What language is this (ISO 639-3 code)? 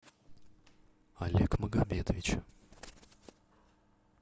rus